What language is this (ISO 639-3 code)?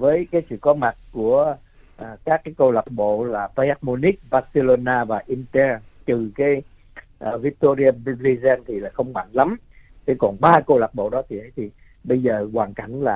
vie